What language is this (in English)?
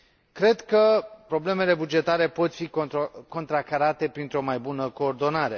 Romanian